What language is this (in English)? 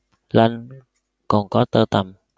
Vietnamese